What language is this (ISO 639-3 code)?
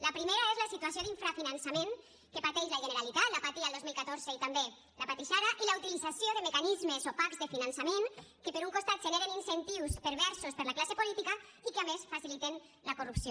cat